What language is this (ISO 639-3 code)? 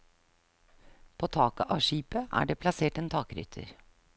nor